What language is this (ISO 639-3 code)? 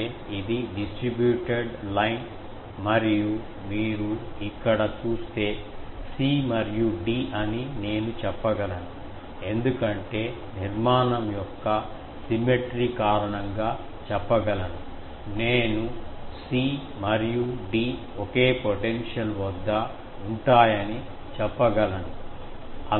tel